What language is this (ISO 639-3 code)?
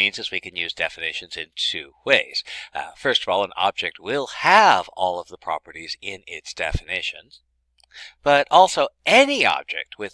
eng